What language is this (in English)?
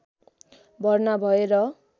Nepali